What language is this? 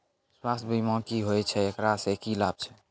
Maithili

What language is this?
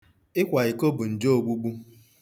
Igbo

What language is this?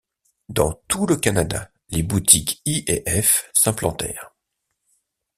French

